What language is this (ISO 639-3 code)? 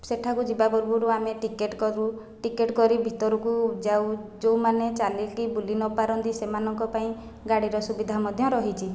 ori